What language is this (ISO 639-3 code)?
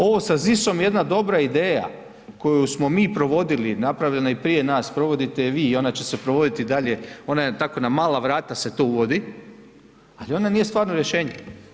hrv